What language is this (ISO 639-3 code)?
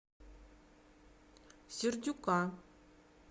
rus